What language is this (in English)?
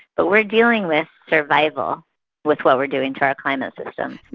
English